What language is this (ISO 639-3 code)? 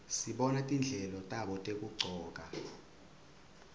ssw